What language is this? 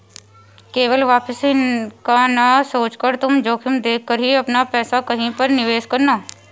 Hindi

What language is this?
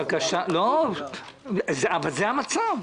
Hebrew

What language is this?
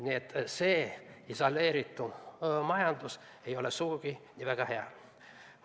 Estonian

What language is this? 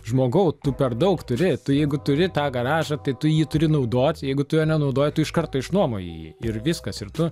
Lithuanian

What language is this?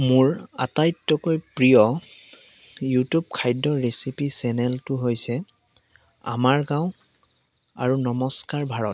Assamese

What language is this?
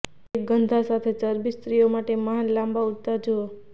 Gujarati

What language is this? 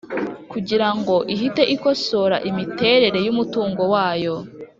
Kinyarwanda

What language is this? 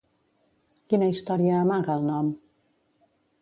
Catalan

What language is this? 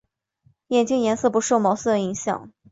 Chinese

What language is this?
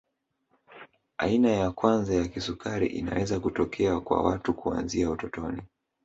Swahili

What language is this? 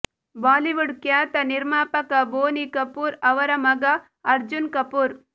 Kannada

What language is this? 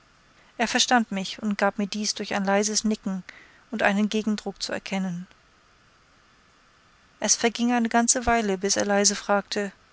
German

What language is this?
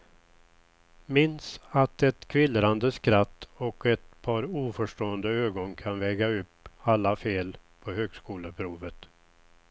Swedish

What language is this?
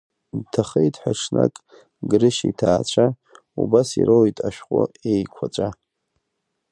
Abkhazian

